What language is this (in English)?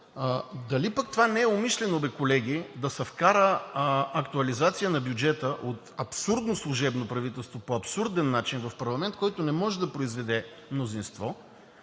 Bulgarian